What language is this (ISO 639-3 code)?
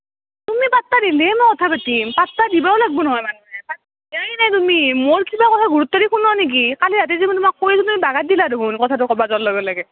asm